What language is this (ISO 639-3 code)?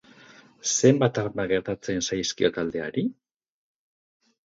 eus